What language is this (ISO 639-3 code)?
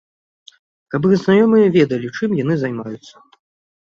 bel